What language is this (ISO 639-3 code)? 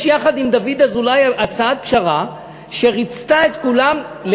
heb